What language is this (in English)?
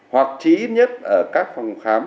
Vietnamese